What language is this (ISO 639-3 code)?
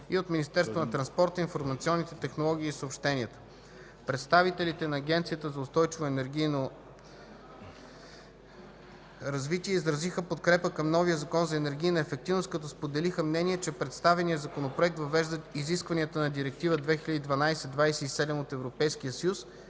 bul